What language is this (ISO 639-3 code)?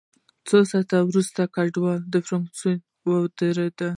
pus